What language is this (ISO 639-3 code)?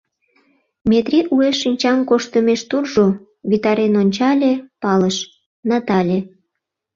chm